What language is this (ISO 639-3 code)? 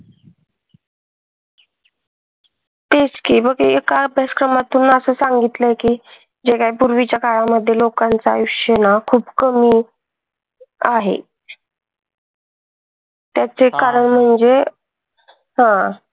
mar